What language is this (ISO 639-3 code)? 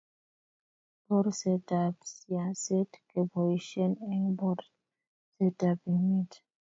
kln